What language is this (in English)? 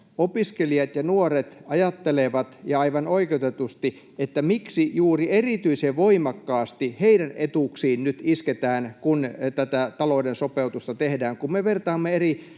Finnish